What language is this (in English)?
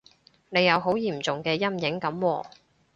Cantonese